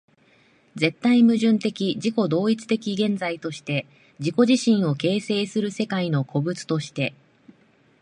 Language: Japanese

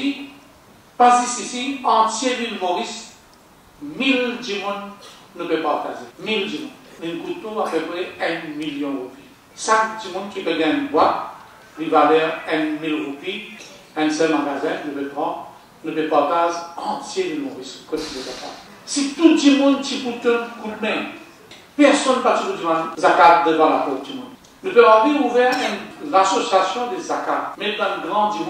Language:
French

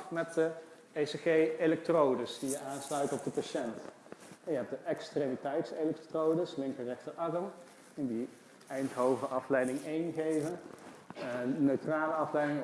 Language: Dutch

